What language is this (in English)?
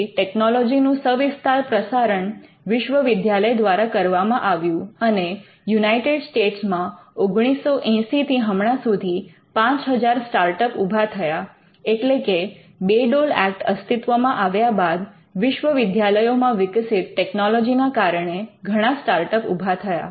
Gujarati